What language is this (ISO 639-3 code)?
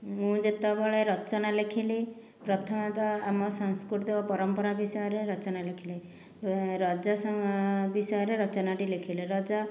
ori